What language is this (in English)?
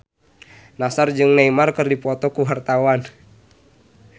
Sundanese